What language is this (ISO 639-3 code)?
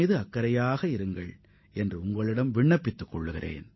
tam